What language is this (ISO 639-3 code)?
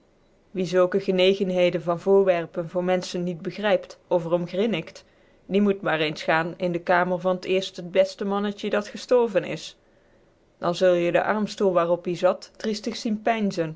nld